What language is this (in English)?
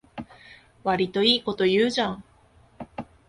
Japanese